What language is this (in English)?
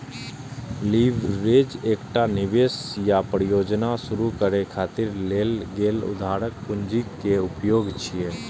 Maithili